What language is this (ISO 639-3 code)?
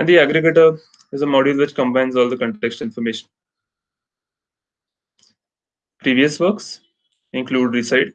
eng